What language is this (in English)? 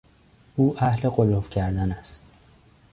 Persian